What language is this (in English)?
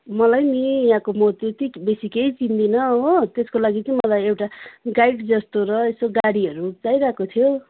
Nepali